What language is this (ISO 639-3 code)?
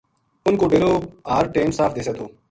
gju